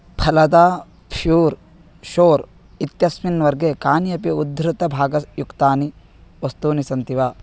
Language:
Sanskrit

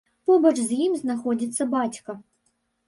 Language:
Belarusian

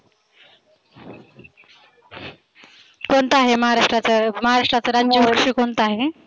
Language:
Marathi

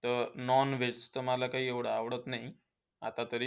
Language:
Marathi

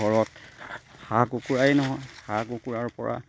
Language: Assamese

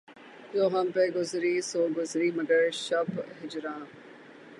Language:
Urdu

